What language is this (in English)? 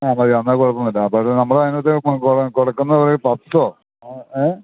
Malayalam